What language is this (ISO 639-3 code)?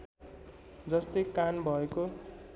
nep